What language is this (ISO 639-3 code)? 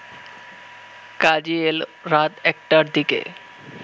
ben